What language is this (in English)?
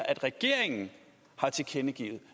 Danish